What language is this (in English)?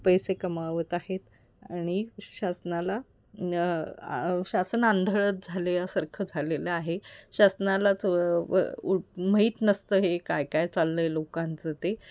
Marathi